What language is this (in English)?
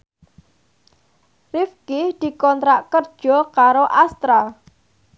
Javanese